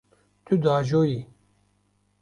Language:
Kurdish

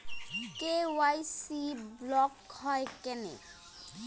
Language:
Bangla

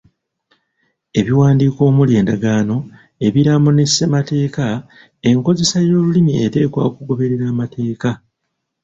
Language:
Ganda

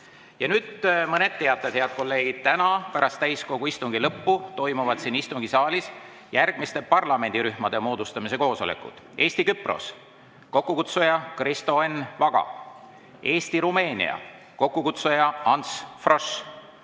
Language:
Estonian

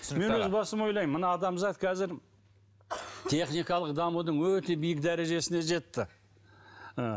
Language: Kazakh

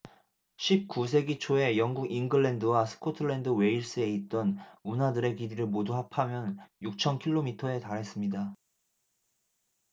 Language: Korean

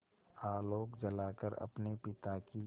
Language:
Hindi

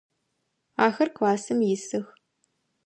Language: Adyghe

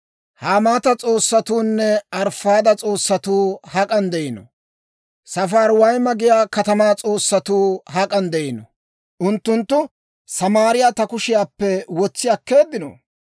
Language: Dawro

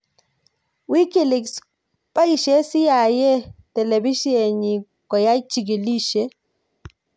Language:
Kalenjin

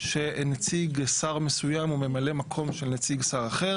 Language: Hebrew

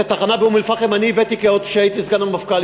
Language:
Hebrew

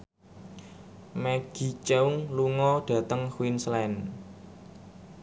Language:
Javanese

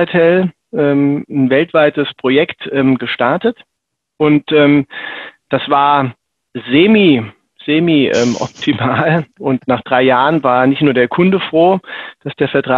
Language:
German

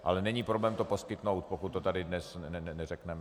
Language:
Czech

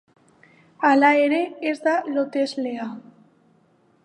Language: Basque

